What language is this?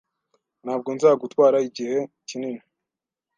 Kinyarwanda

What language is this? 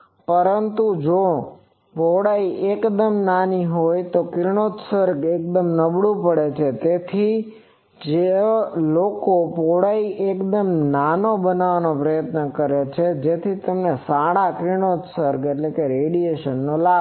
Gujarati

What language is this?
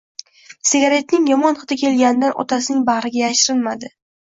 Uzbek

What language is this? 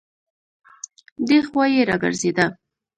Pashto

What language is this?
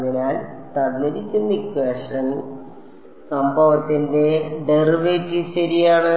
Malayalam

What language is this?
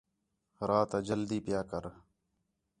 Khetrani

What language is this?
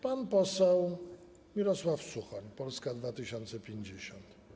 Polish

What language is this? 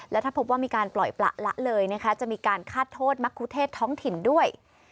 Thai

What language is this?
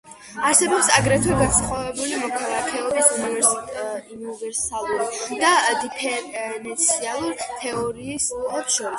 Georgian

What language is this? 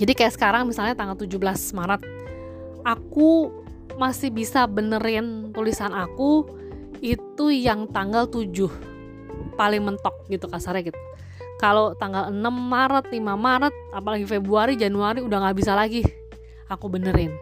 Indonesian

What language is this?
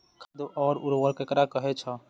Maithili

